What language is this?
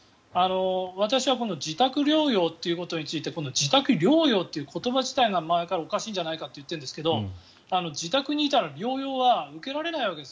Japanese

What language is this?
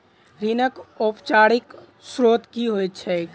Maithili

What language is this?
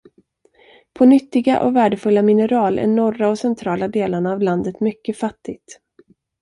Swedish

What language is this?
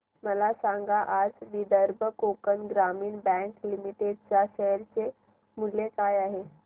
Marathi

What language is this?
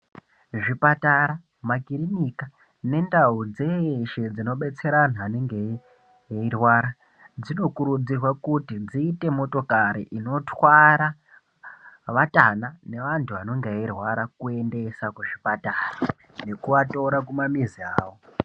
Ndau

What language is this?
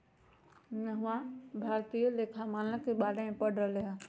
Magahi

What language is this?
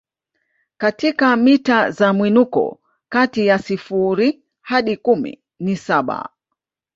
Swahili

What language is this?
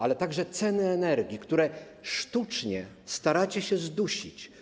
Polish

